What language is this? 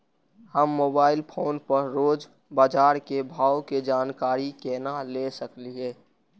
Maithili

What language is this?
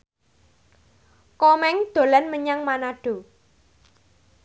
Javanese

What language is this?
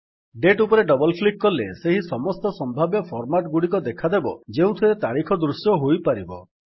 Odia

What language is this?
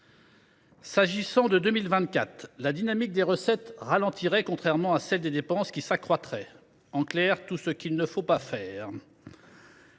French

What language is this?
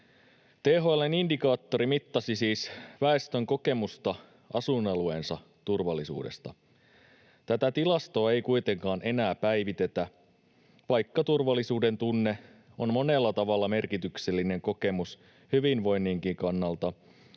Finnish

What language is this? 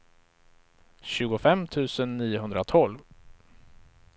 Swedish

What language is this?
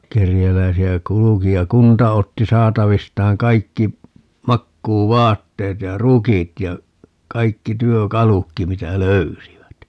Finnish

